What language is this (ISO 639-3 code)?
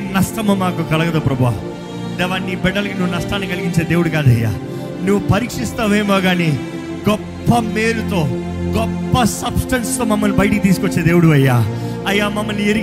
tel